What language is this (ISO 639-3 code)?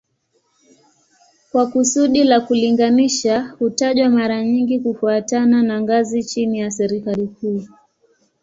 swa